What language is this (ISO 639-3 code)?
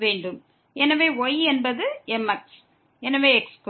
tam